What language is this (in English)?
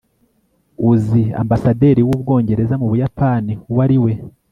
Kinyarwanda